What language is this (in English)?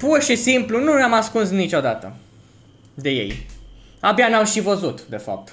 Romanian